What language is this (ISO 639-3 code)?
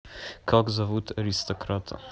rus